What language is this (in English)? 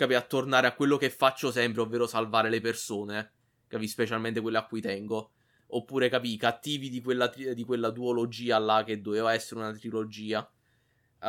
Italian